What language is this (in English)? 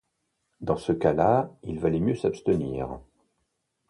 French